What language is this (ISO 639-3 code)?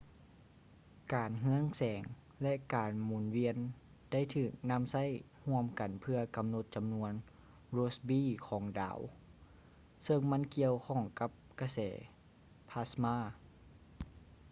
lao